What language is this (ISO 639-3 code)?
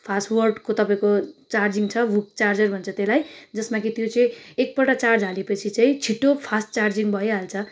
nep